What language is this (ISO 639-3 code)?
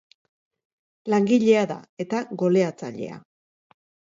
eus